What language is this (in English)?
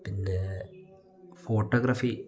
Malayalam